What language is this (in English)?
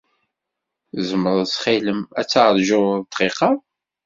Kabyle